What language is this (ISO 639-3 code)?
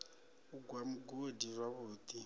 ven